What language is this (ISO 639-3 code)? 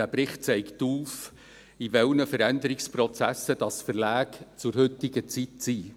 gsw